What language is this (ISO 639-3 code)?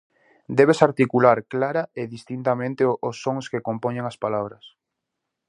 glg